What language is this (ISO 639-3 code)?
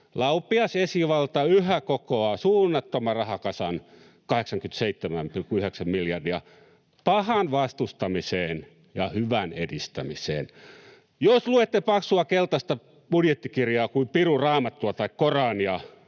fin